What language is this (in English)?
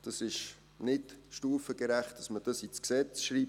Swiss German